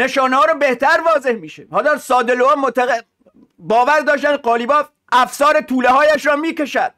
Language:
Persian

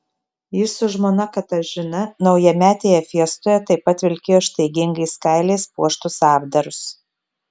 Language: Lithuanian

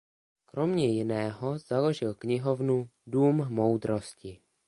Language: Czech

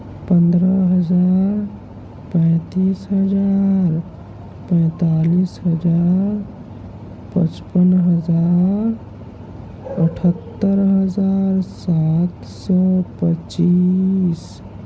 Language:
Urdu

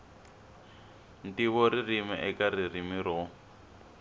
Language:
Tsonga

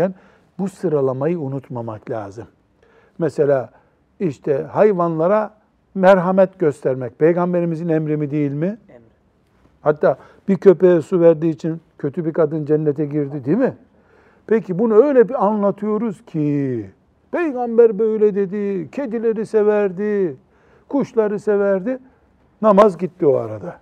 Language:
Turkish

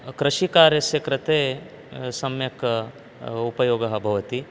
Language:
Sanskrit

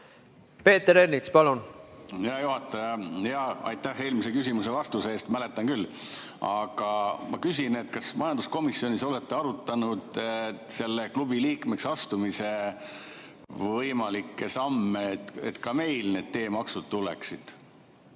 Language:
Estonian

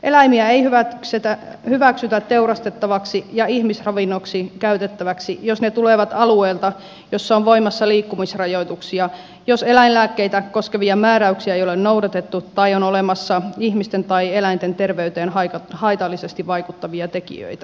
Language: Finnish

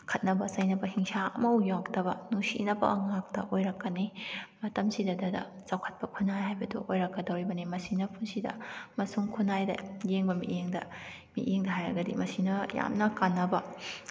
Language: Manipuri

